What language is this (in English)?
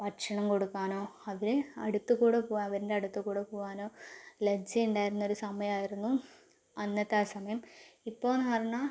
Malayalam